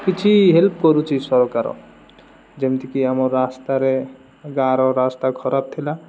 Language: Odia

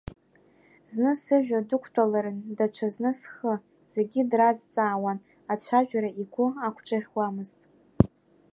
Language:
Abkhazian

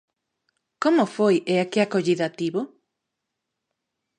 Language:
Galician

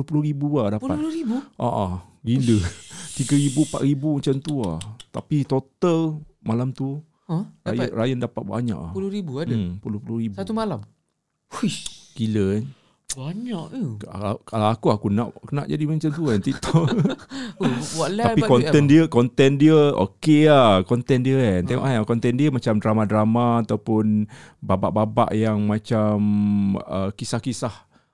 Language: Malay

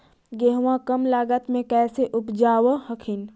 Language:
Magahi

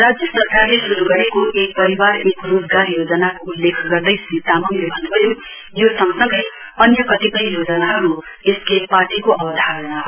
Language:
Nepali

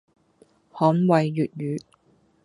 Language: Cantonese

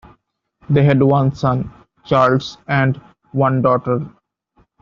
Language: English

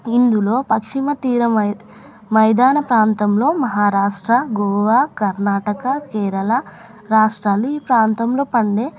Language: Telugu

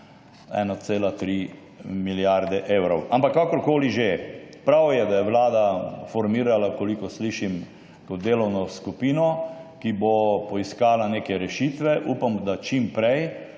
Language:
Slovenian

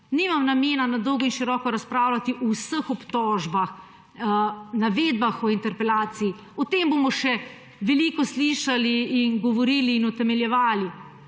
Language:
Slovenian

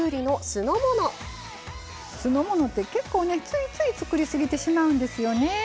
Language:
Japanese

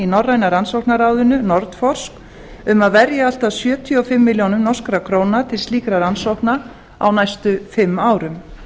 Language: Icelandic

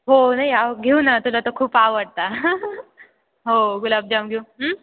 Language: Marathi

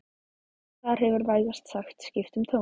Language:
Icelandic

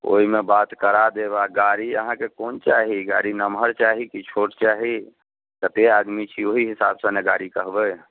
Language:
Maithili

